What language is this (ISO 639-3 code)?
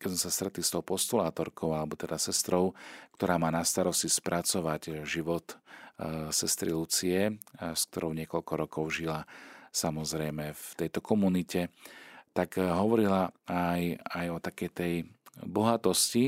slk